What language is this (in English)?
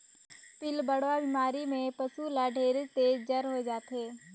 Chhattisgarhi